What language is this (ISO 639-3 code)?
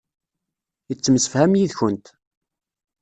kab